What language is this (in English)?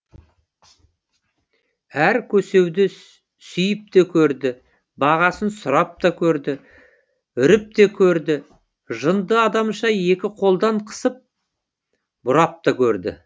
Kazakh